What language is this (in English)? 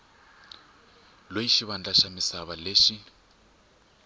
Tsonga